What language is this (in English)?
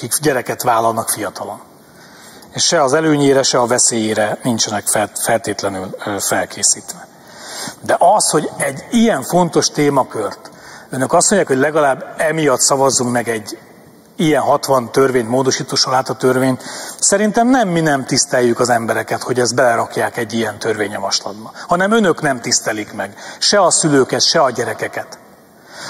Hungarian